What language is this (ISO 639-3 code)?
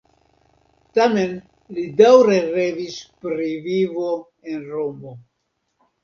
epo